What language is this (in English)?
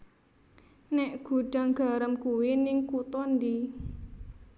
Javanese